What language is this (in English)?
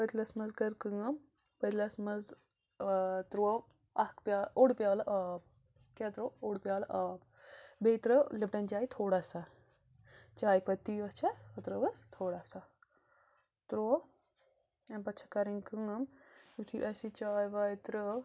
Kashmiri